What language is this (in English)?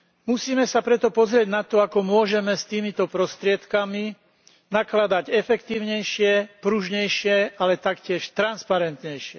Slovak